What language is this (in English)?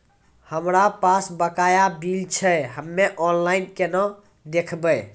Maithili